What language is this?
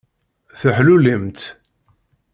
Kabyle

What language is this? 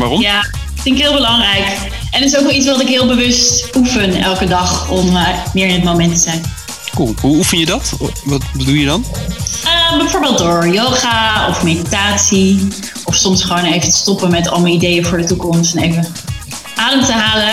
Dutch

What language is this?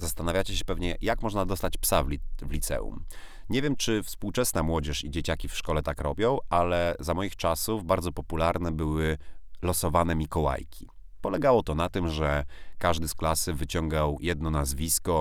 Polish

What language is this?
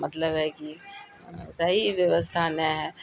Urdu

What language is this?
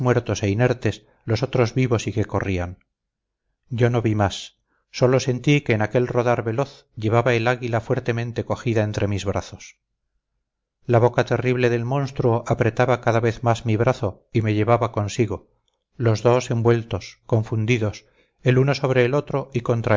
Spanish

